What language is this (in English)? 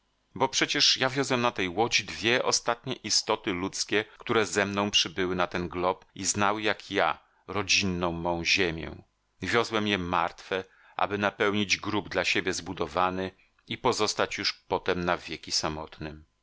Polish